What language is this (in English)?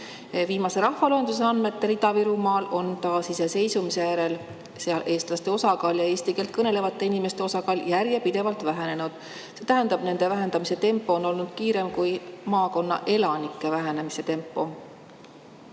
Estonian